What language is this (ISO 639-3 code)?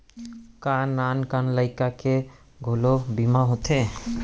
hne